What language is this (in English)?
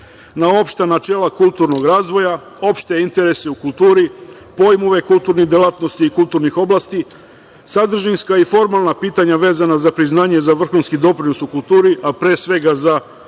Serbian